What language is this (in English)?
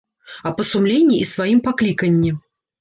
Belarusian